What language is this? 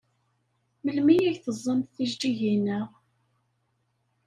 Kabyle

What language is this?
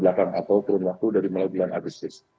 Indonesian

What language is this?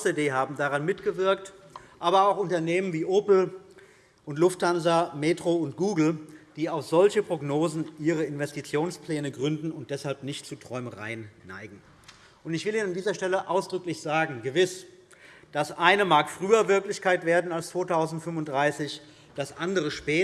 German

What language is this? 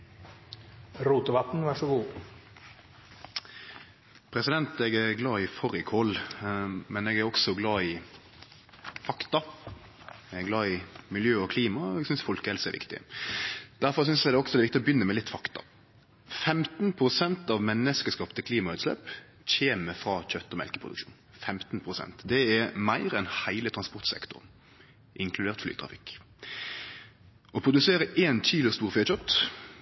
Norwegian Nynorsk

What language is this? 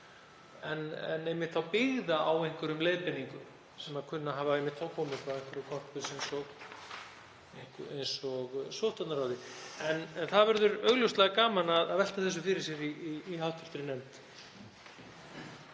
Icelandic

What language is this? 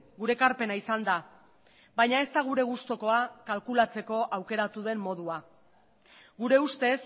Basque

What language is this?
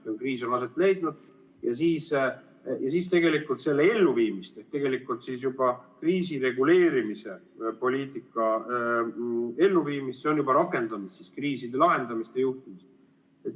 Estonian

